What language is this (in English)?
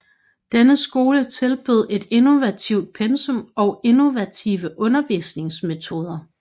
Danish